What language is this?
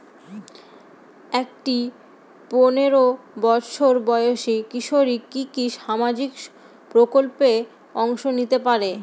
Bangla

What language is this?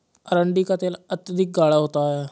Hindi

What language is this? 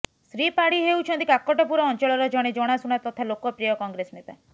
Odia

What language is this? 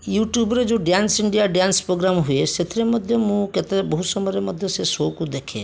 Odia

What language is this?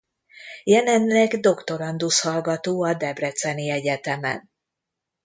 Hungarian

